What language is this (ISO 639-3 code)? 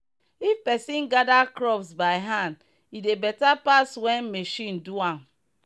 pcm